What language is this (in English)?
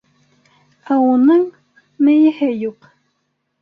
Bashkir